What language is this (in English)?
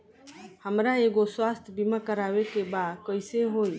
Bhojpuri